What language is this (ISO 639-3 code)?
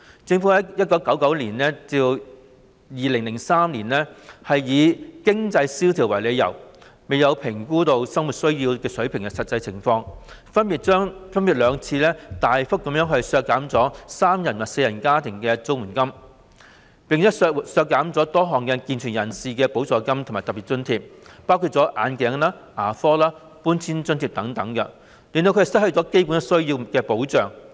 yue